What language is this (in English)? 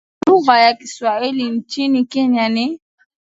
Swahili